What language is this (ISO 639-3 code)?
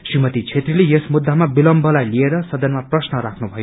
nep